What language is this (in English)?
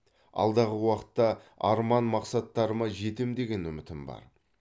Kazakh